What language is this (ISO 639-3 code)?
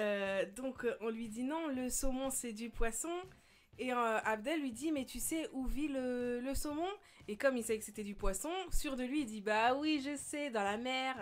fra